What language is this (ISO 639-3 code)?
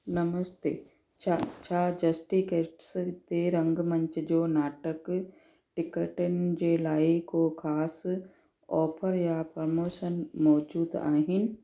snd